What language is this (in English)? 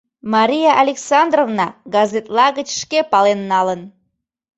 Mari